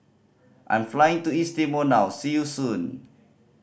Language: English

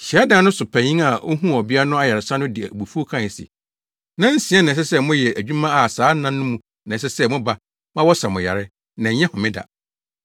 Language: Akan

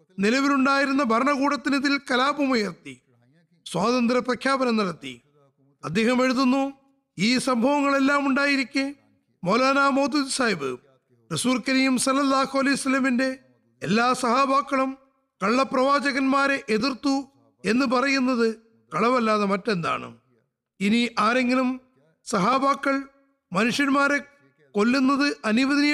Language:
Malayalam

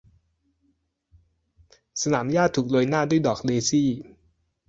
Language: Thai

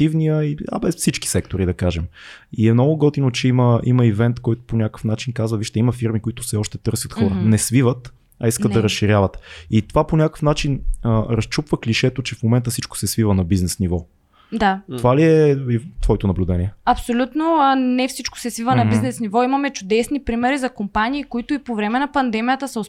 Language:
Bulgarian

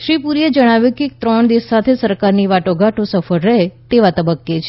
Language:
Gujarati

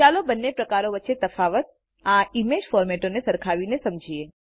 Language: Gujarati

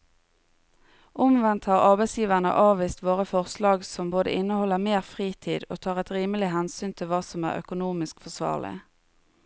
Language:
Norwegian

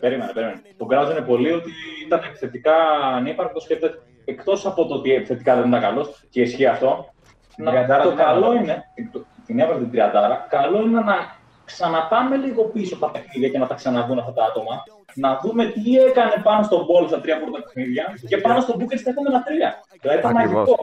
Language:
Greek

